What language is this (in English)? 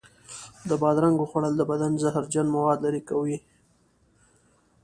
Pashto